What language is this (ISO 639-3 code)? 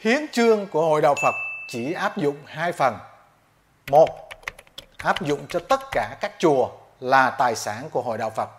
vie